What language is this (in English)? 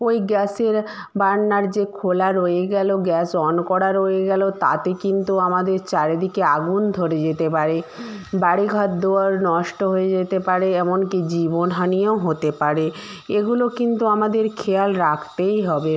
Bangla